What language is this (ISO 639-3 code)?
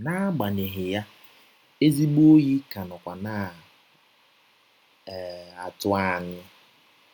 ibo